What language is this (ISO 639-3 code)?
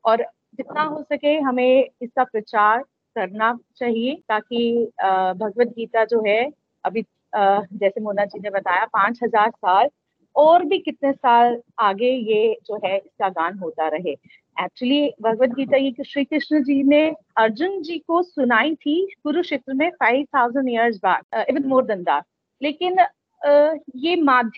hin